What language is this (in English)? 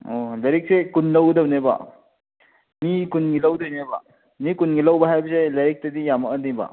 Manipuri